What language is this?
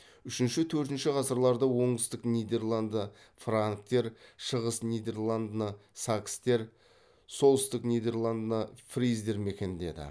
Kazakh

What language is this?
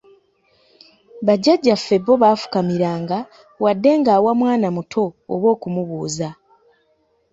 Ganda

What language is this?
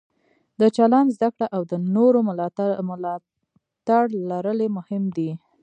Pashto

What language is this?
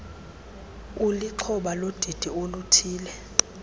Xhosa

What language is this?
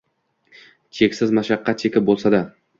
Uzbek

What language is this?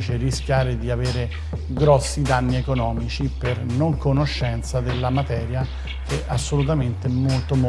Italian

